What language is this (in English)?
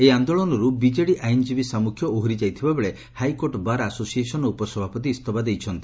Odia